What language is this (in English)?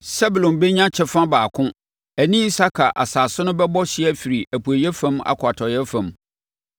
Akan